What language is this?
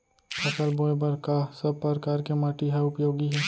Chhattisgarhi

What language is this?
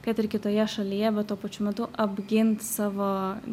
Lithuanian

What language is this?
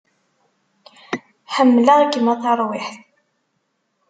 Kabyle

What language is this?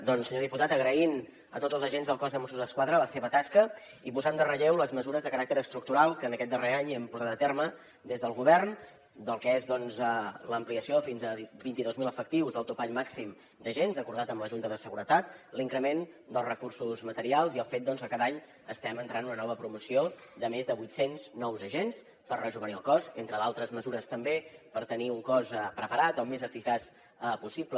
Catalan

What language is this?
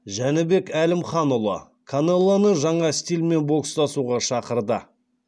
Kazakh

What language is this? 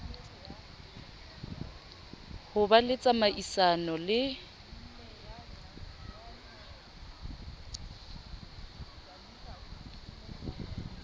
Southern Sotho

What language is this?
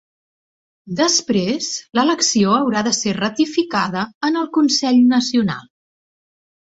Catalan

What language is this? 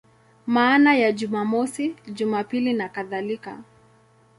Swahili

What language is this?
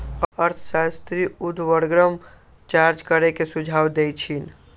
Magahi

